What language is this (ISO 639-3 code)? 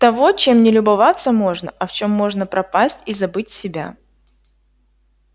rus